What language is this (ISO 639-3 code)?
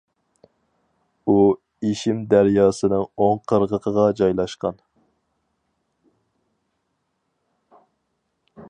uig